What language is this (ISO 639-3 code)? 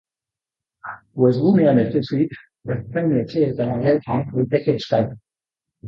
eus